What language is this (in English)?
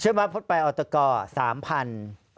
Thai